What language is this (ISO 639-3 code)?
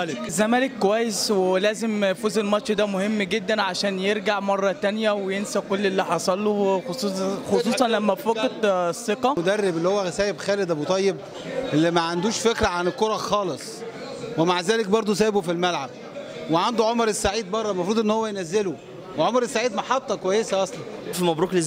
ara